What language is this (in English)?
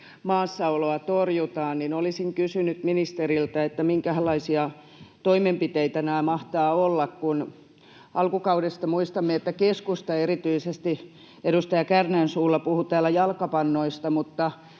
Finnish